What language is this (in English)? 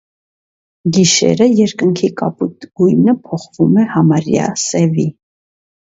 Armenian